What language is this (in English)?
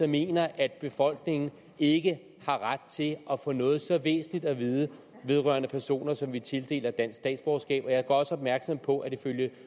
Danish